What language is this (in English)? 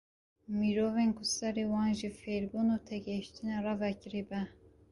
Kurdish